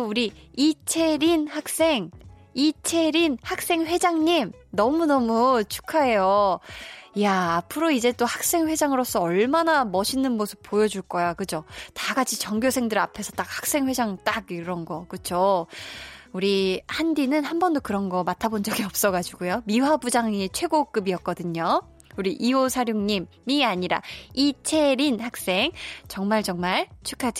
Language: Korean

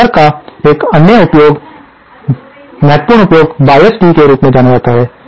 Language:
Hindi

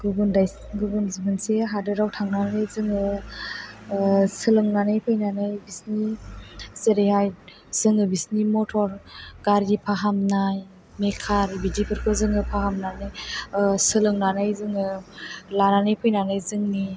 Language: Bodo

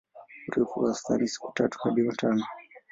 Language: Swahili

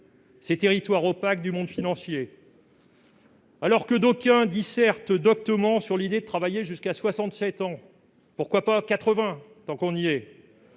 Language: French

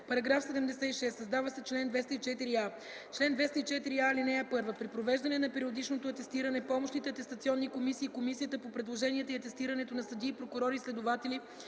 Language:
Bulgarian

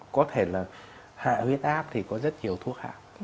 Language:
Vietnamese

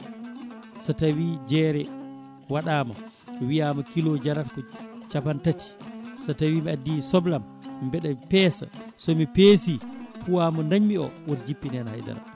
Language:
Fula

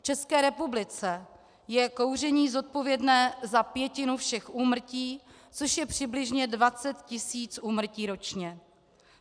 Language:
Czech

